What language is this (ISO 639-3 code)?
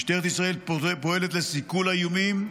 heb